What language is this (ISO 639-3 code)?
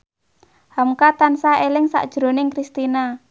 jav